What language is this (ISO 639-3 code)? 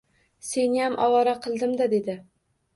uzb